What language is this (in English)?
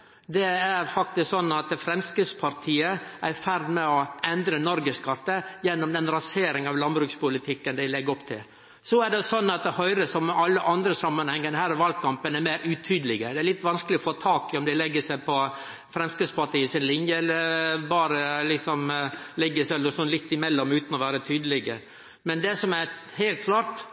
Norwegian Nynorsk